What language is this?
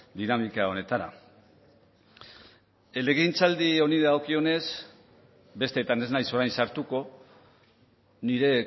Basque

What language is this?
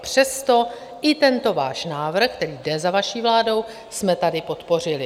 Czech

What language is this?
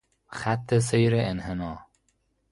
Persian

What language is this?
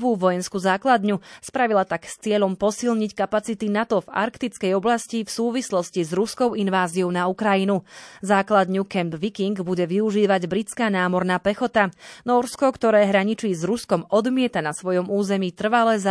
Slovak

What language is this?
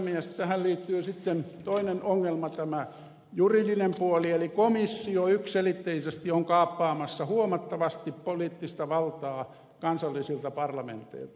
Finnish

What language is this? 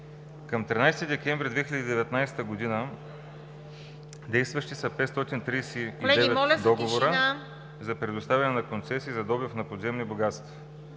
Bulgarian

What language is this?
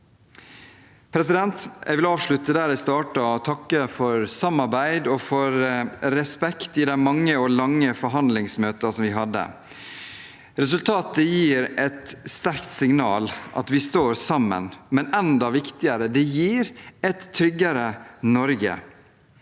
Norwegian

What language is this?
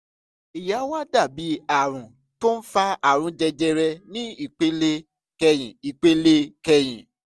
Yoruba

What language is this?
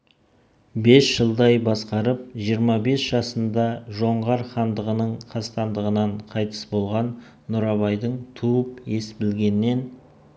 Kazakh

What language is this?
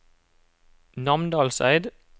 Norwegian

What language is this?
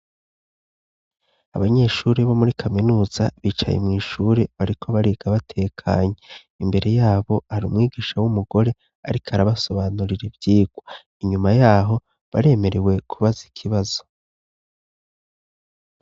Rundi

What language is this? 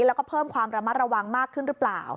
Thai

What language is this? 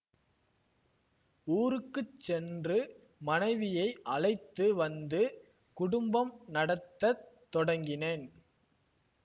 Tamil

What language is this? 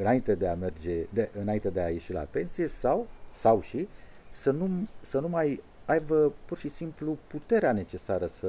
Romanian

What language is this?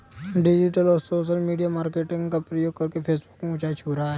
Hindi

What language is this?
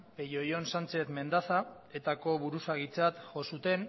Basque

